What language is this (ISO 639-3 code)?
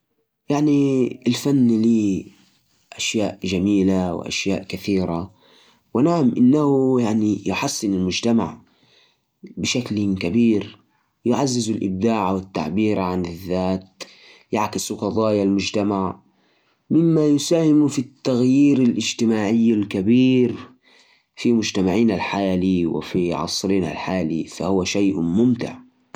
ars